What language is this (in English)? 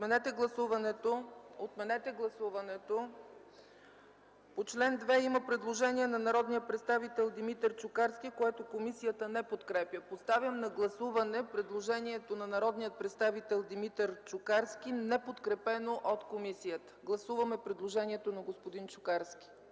Bulgarian